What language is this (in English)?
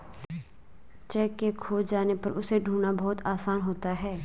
Hindi